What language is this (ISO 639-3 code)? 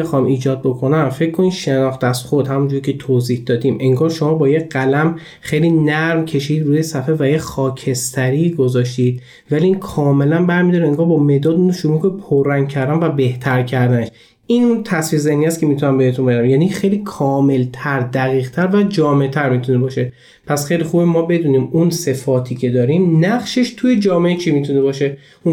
fas